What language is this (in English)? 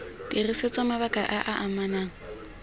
Tswana